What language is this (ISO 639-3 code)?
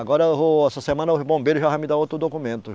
por